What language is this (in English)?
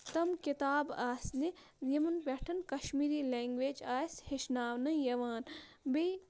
Kashmiri